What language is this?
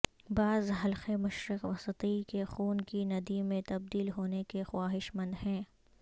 Urdu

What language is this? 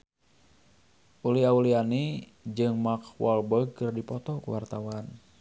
Sundanese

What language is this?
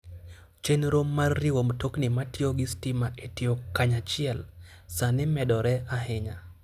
Luo (Kenya and Tanzania)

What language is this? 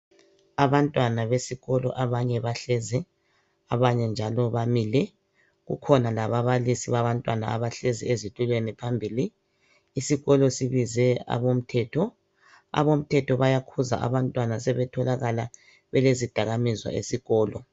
North Ndebele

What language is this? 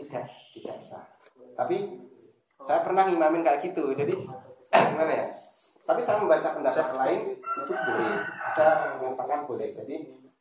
Indonesian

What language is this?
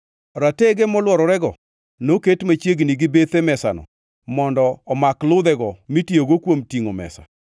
Luo (Kenya and Tanzania)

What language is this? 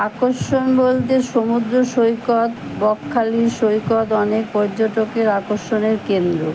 Bangla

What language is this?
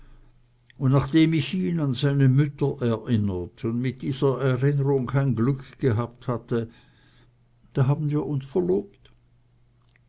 German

